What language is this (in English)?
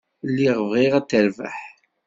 Kabyle